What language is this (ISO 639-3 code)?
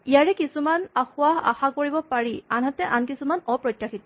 asm